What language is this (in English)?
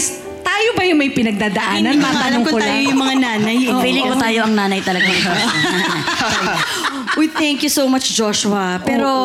Filipino